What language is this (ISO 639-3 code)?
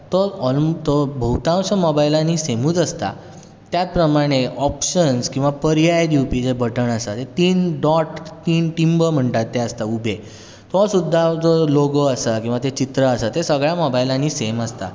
kok